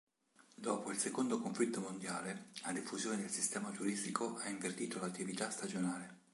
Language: Italian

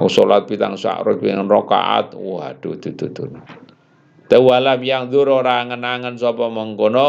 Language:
Indonesian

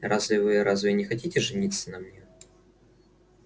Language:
Russian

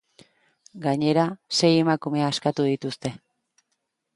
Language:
Basque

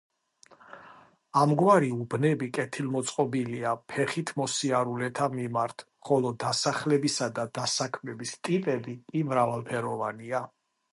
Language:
Georgian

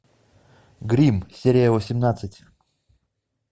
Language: Russian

